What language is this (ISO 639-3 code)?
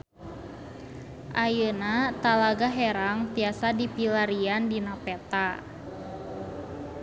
sun